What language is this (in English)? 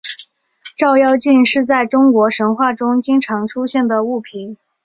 Chinese